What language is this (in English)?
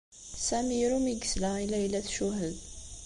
Kabyle